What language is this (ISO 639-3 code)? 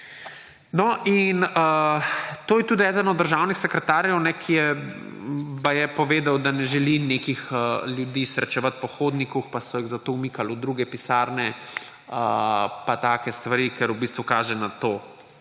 slv